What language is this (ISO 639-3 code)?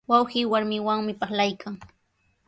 qws